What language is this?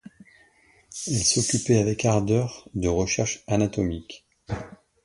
French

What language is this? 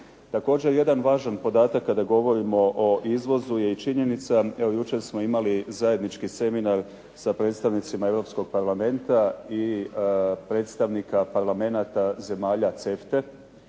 Croatian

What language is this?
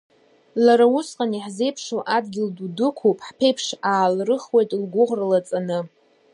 Abkhazian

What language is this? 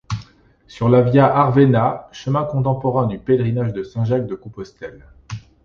French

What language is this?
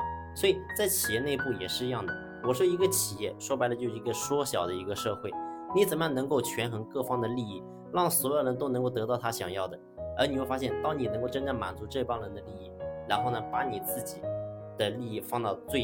Chinese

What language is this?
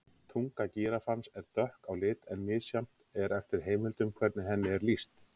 Icelandic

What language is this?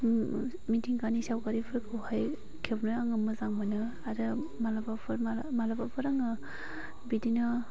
Bodo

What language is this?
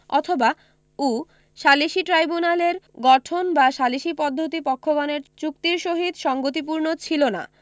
Bangla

